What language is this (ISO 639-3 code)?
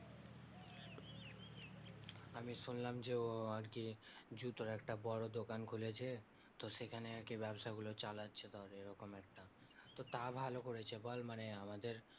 ben